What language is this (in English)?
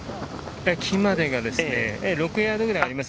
Japanese